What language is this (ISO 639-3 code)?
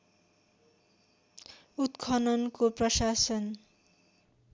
nep